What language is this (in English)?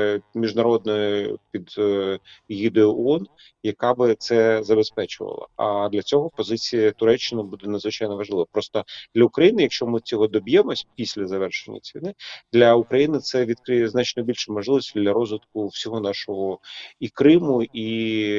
Ukrainian